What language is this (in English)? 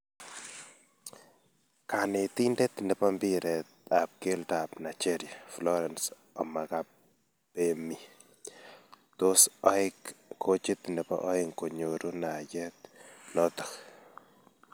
Kalenjin